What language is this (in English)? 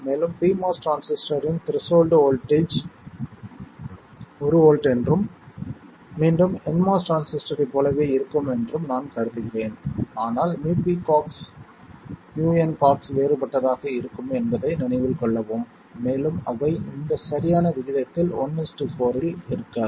Tamil